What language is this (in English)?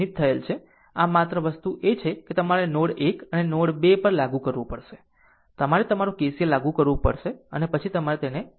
Gujarati